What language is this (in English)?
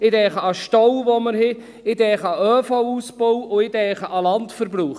Swiss German